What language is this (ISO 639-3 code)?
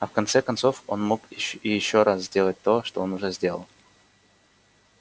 rus